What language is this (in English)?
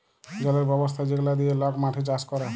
Bangla